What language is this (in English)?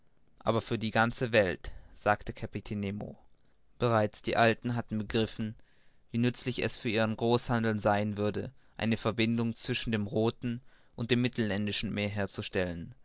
German